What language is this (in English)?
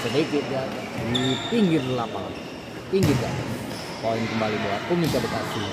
Indonesian